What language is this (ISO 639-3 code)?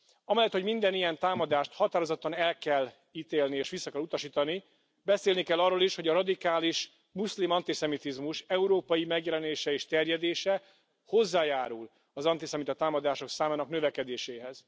hun